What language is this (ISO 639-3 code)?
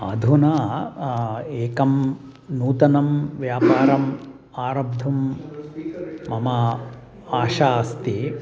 san